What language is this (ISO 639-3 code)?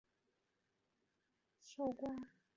zho